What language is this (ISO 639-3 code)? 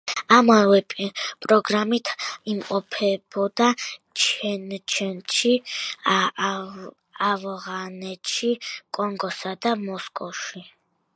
kat